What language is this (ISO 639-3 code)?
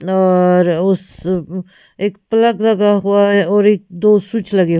hin